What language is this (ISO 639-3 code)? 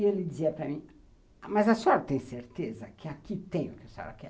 por